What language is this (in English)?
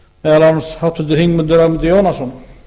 Icelandic